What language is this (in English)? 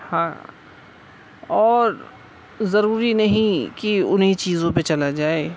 Urdu